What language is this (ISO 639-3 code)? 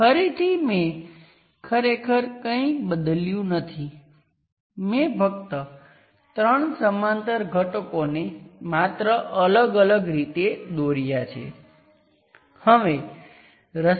guj